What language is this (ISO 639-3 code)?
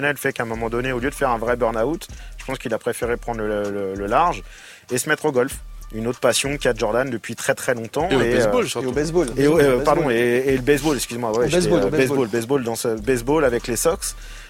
fra